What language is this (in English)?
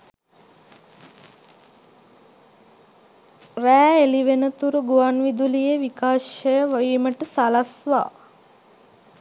Sinhala